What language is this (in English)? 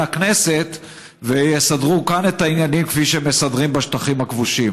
Hebrew